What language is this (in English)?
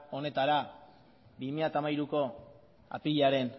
Basque